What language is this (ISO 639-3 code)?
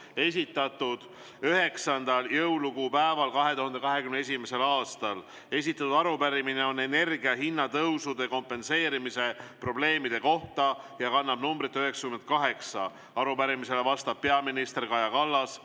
est